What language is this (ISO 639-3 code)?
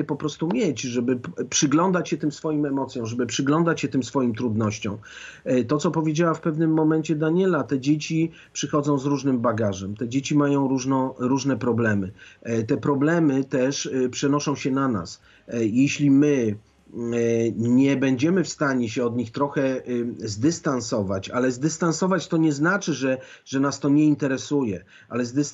pol